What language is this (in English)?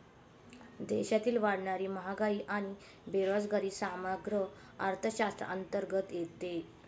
Marathi